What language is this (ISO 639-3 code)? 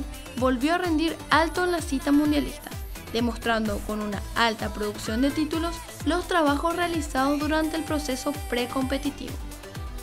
spa